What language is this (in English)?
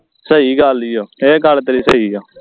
Punjabi